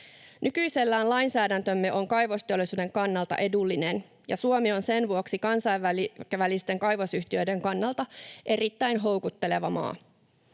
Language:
Finnish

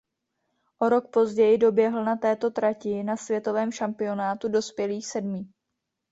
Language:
Czech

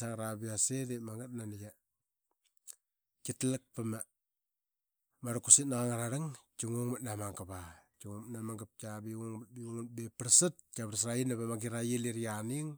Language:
Qaqet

